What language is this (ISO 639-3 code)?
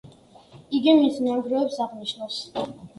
kat